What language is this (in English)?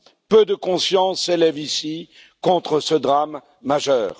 French